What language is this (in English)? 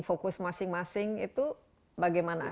Indonesian